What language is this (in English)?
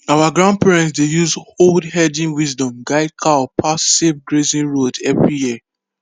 Nigerian Pidgin